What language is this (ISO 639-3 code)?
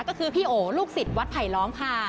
tha